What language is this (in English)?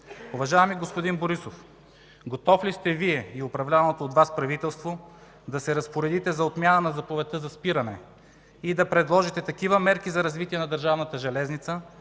Bulgarian